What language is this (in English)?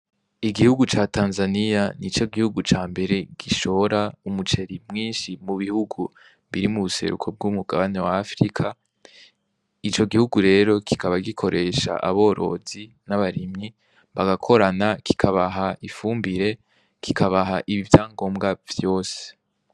Rundi